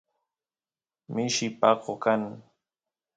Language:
Santiago del Estero Quichua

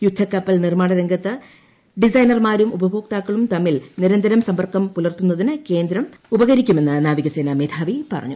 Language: Malayalam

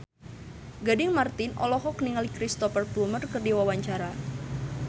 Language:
Sundanese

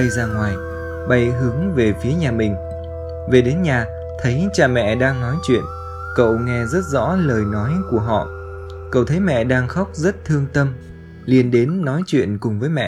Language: Vietnamese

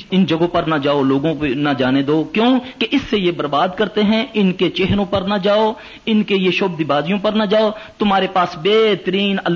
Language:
Urdu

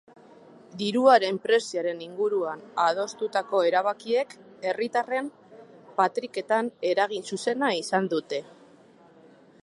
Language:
Basque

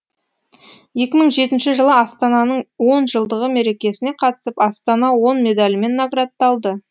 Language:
Kazakh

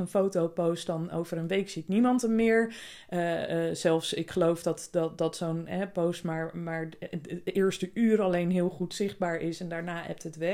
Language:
Dutch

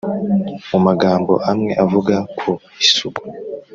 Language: Kinyarwanda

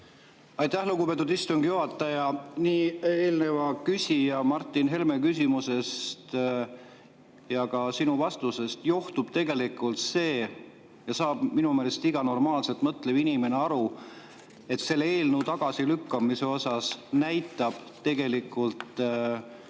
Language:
Estonian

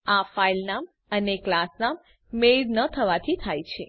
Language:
Gujarati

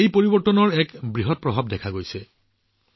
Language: Assamese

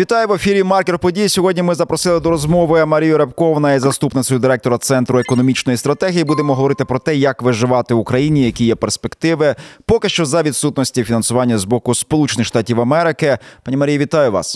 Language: Ukrainian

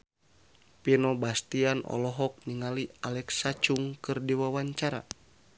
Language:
Sundanese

